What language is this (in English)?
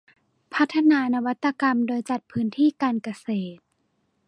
Thai